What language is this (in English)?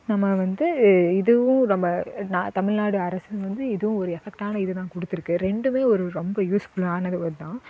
Tamil